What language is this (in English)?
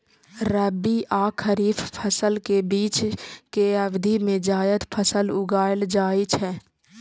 Maithili